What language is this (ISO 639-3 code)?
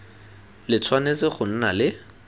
tsn